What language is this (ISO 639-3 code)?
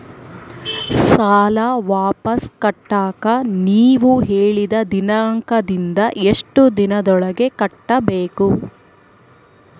kan